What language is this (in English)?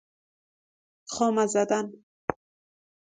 Persian